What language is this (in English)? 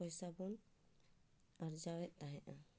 Santali